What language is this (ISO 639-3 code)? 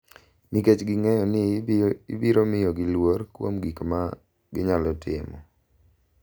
luo